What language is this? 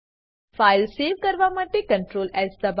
Gujarati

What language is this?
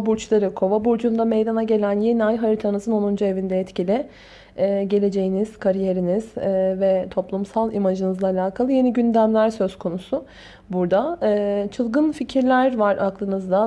Turkish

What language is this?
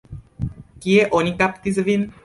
Esperanto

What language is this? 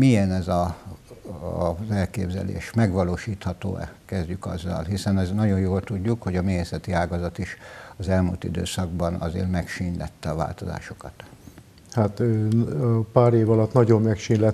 Hungarian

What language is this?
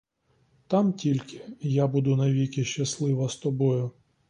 Ukrainian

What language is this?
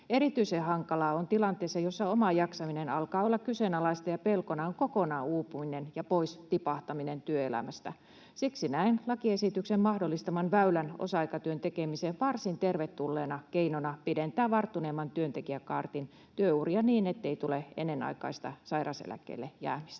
Finnish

